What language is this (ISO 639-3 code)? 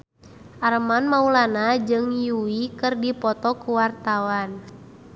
sun